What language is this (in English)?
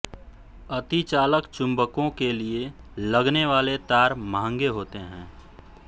Hindi